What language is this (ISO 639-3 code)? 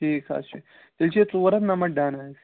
kas